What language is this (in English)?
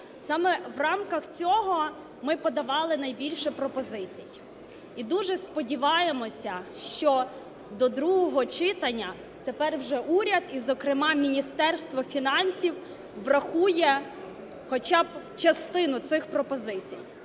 Ukrainian